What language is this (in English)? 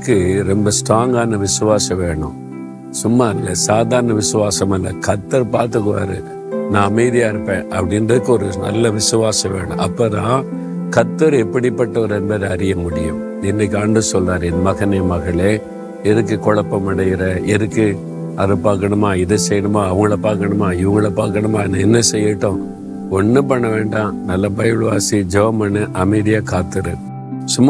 Tamil